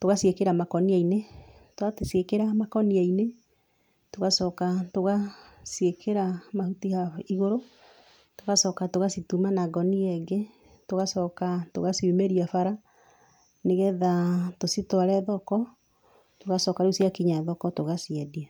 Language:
Kikuyu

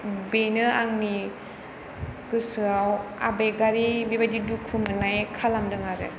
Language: Bodo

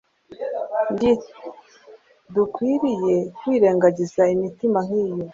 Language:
Kinyarwanda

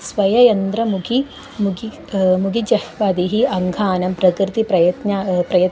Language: Sanskrit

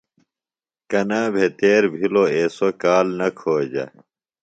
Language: Phalura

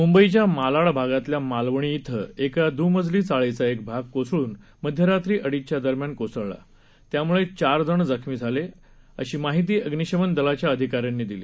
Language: Marathi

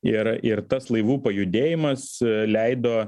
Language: Lithuanian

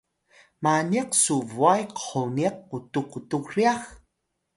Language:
Atayal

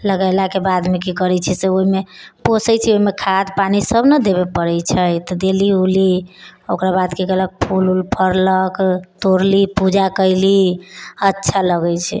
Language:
Maithili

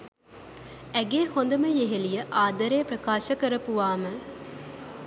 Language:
Sinhala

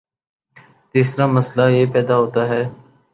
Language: Urdu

